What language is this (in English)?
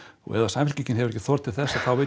Icelandic